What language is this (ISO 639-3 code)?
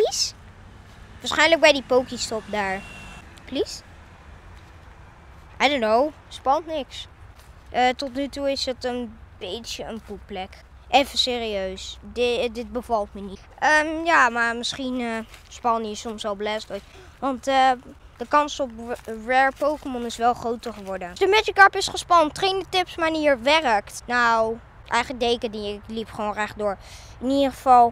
nld